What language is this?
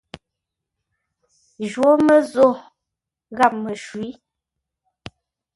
Ngombale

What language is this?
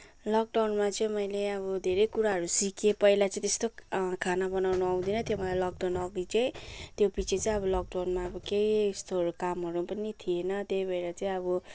Nepali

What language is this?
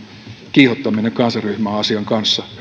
Finnish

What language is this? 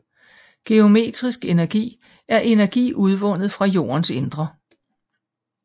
Danish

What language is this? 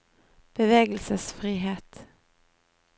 Norwegian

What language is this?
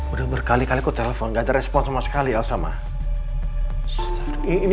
Indonesian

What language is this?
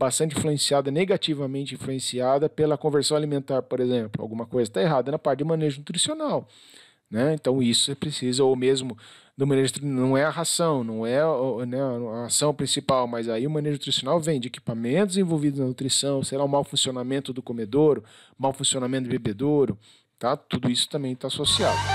Portuguese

